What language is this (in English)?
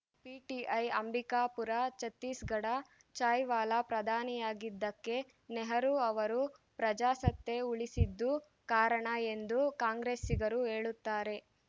Kannada